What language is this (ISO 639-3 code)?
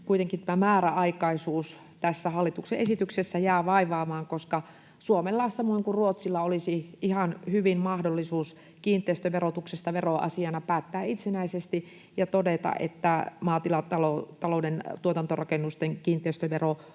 fin